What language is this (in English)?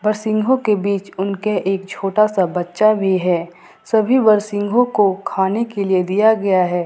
Hindi